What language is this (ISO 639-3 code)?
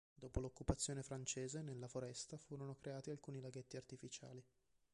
ita